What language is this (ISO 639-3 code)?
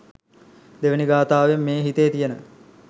sin